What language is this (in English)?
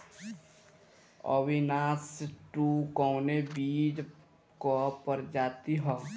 Bhojpuri